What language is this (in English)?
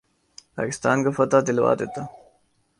Urdu